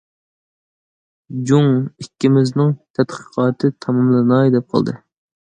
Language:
Uyghur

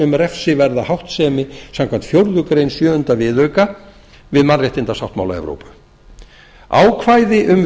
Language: Icelandic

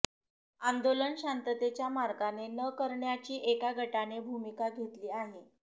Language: Marathi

